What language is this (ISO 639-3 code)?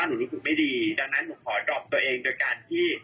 tha